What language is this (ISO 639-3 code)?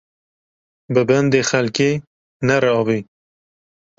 kur